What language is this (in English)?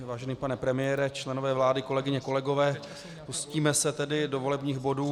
Czech